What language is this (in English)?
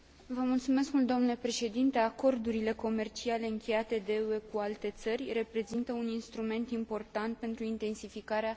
Romanian